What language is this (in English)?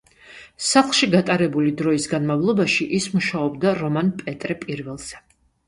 Georgian